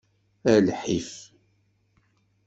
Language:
Kabyle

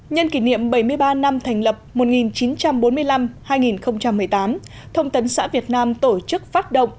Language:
Vietnamese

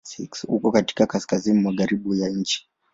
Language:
Swahili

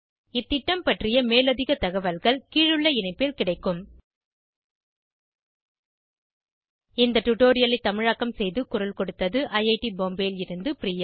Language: Tamil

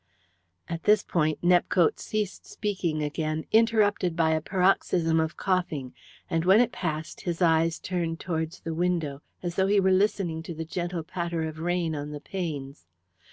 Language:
English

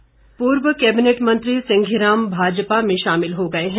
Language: Hindi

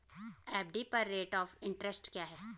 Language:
Hindi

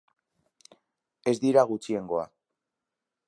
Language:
Basque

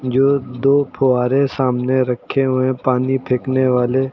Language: Hindi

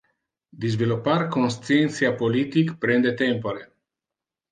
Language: Interlingua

